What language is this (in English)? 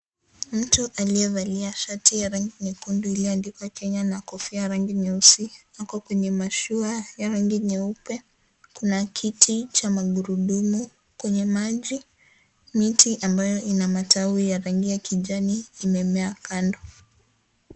Swahili